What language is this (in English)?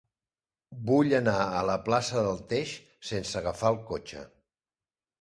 Catalan